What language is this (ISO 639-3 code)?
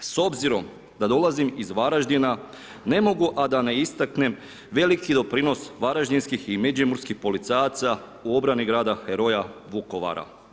hrv